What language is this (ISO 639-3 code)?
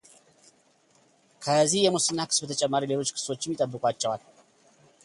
amh